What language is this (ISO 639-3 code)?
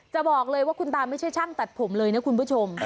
tha